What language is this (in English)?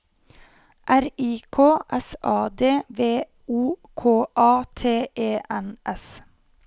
Norwegian